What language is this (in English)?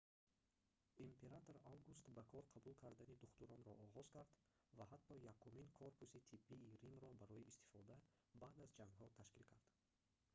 Tajik